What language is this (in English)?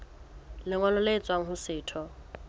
Southern Sotho